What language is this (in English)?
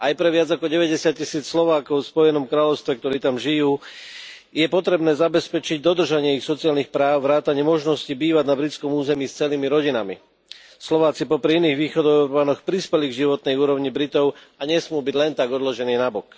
Slovak